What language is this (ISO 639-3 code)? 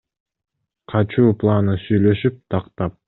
kir